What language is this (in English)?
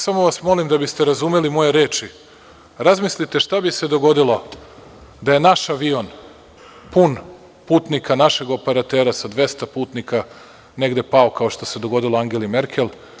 Serbian